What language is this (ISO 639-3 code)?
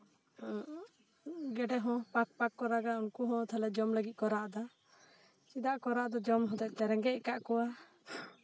sat